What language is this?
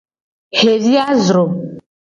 Gen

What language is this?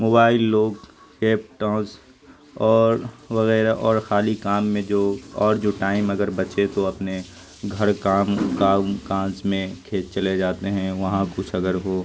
Urdu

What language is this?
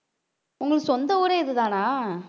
Tamil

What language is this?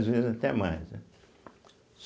Portuguese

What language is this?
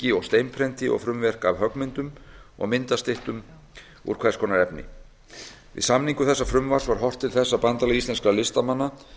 Icelandic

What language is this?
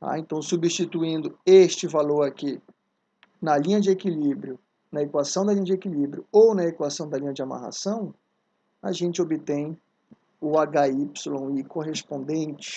Portuguese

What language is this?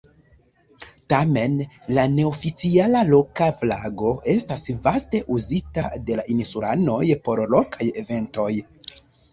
Esperanto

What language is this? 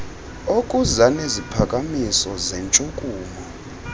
Xhosa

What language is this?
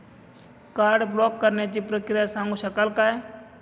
Marathi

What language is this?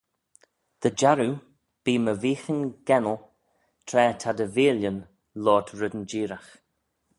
Manx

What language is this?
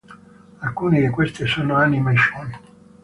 Italian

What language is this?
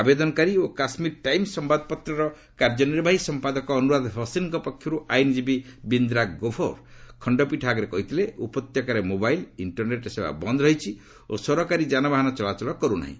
Odia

